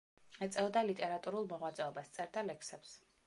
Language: Georgian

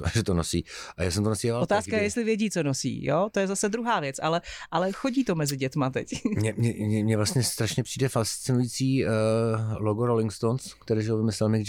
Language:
Czech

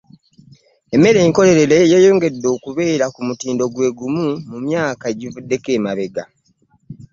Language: Ganda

